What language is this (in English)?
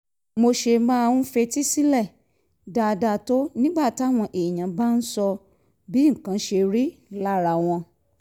Yoruba